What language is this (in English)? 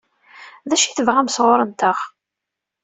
Kabyle